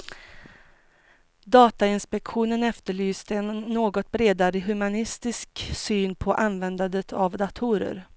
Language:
Swedish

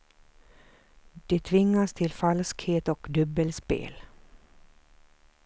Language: Swedish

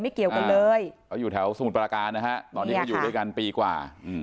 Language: Thai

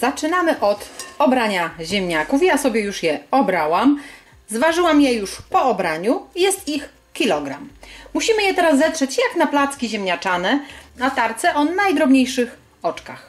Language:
Polish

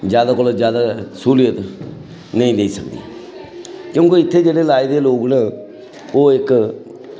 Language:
Dogri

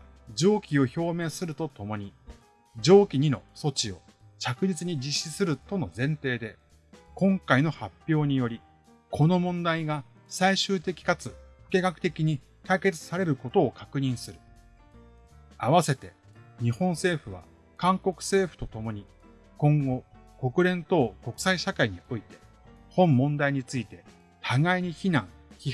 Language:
Japanese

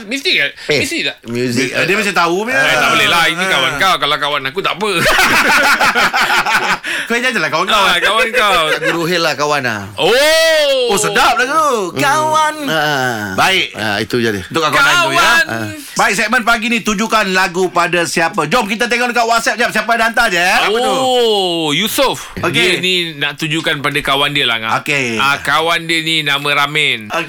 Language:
Malay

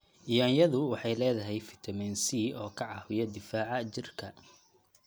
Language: Somali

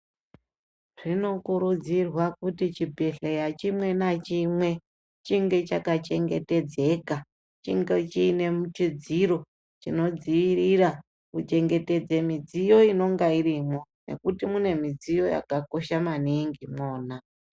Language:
Ndau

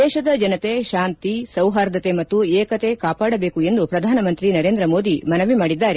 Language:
Kannada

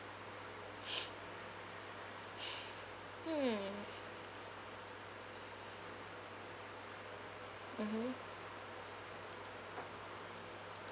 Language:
English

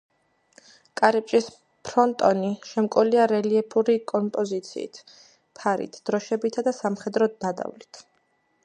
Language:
Georgian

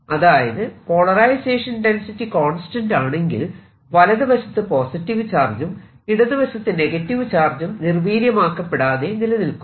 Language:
Malayalam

